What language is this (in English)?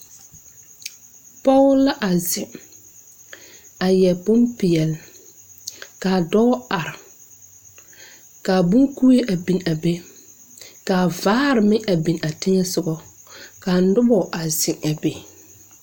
Southern Dagaare